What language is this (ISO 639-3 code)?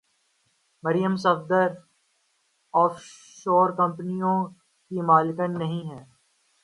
urd